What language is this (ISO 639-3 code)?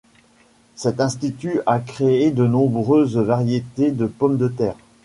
fra